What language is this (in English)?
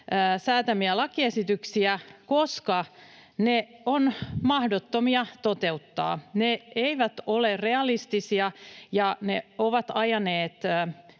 Finnish